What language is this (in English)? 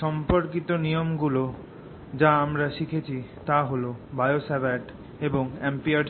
Bangla